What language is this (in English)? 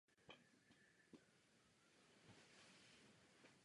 Czech